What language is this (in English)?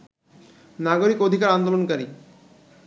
Bangla